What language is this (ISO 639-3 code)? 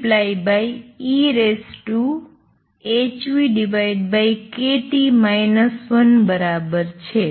guj